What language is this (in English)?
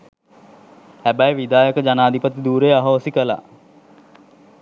Sinhala